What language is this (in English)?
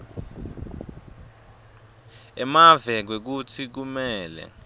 Swati